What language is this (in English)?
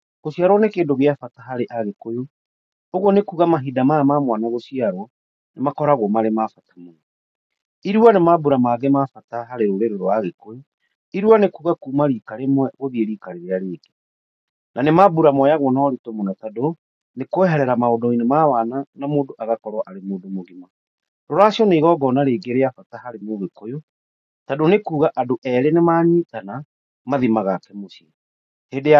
Kikuyu